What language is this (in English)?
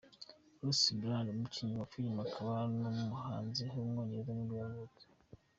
Kinyarwanda